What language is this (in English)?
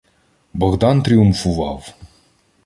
Ukrainian